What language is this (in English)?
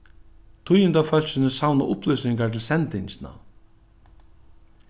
Faroese